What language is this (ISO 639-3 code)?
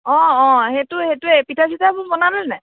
asm